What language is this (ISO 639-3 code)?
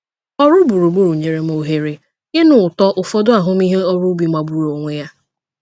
ibo